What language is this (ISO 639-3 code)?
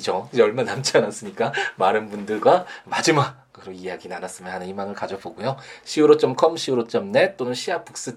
kor